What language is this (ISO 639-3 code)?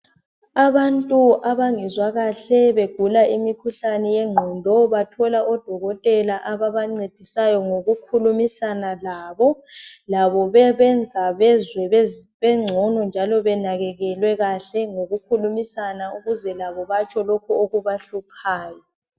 nde